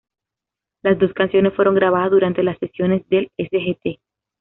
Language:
Spanish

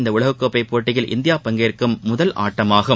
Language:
Tamil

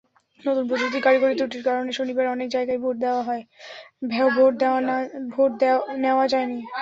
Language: Bangla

